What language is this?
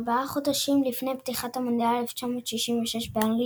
Hebrew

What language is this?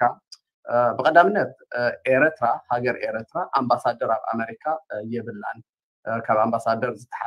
Arabic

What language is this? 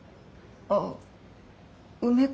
Japanese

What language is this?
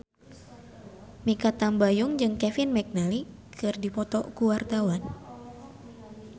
Sundanese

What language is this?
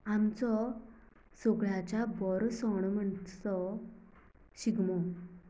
Konkani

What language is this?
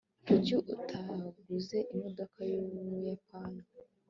Kinyarwanda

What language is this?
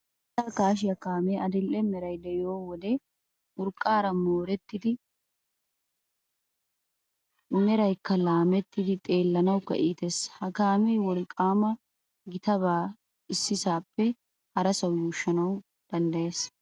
Wolaytta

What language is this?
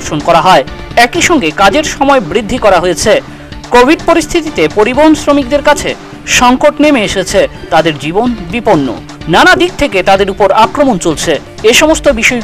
Romanian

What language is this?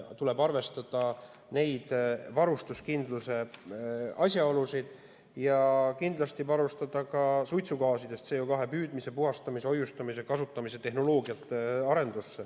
Estonian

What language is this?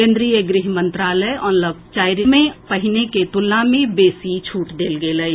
Maithili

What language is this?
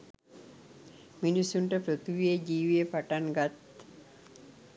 Sinhala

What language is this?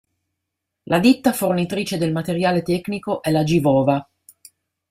Italian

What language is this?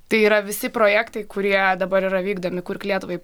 Lithuanian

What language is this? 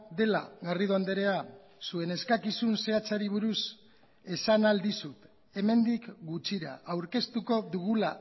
Basque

